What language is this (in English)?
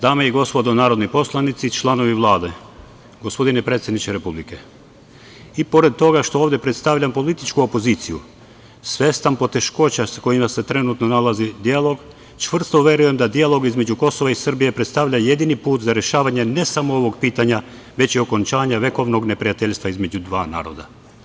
Serbian